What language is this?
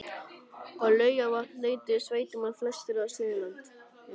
Icelandic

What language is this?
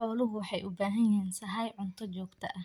Somali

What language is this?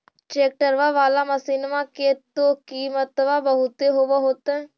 Magahi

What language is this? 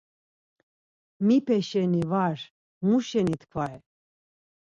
Laz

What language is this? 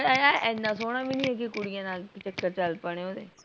Punjabi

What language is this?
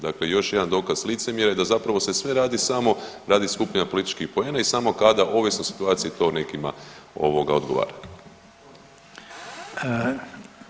Croatian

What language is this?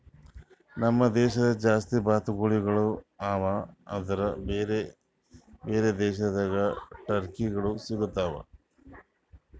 Kannada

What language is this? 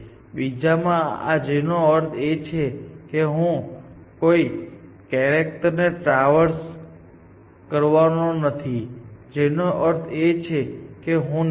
Gujarati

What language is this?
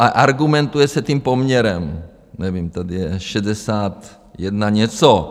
Czech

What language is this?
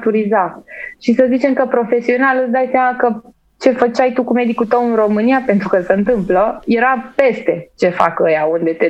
Romanian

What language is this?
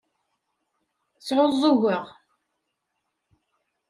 Kabyle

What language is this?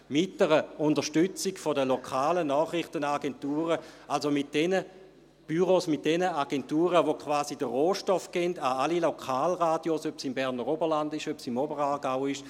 Swiss German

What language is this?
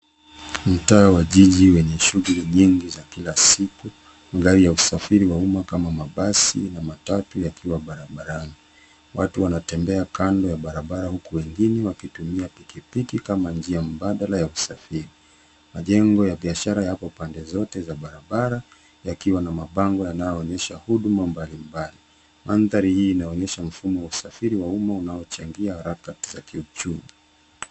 Swahili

